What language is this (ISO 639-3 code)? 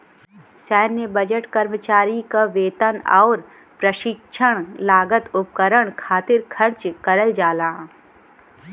bho